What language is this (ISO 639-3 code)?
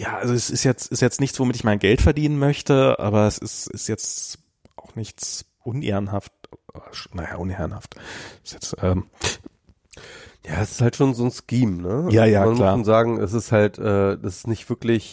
deu